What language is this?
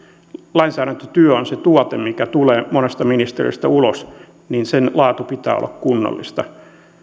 Finnish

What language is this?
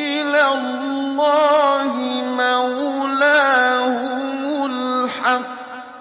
Arabic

